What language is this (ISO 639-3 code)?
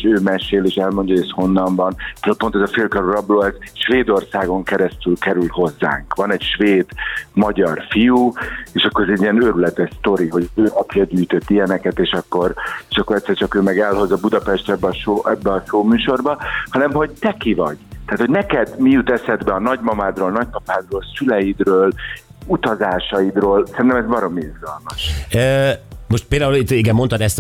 hun